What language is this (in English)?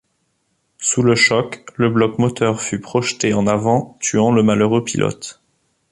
French